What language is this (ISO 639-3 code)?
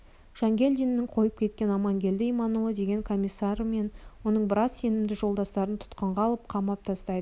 kaz